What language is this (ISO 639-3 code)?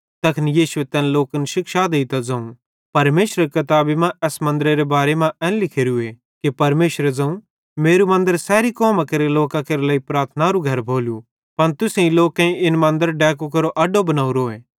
bhd